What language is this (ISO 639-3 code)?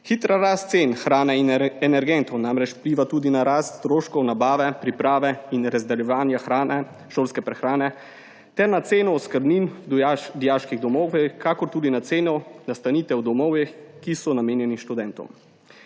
slv